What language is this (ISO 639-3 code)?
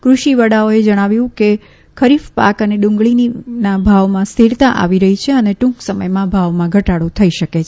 guj